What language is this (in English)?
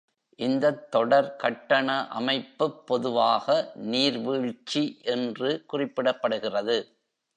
Tamil